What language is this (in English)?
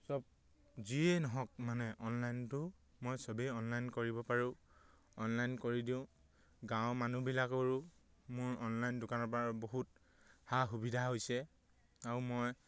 Assamese